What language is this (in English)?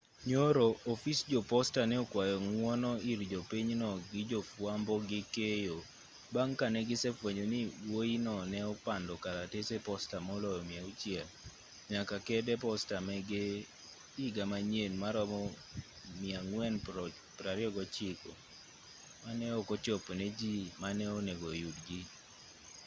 Luo (Kenya and Tanzania)